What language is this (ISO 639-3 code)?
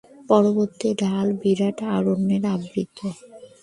ben